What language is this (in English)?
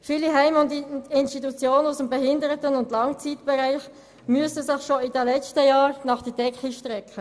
Swiss German